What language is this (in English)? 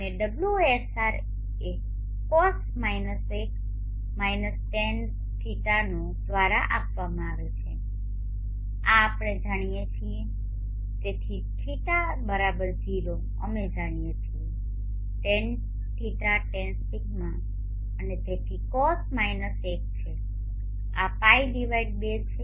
Gujarati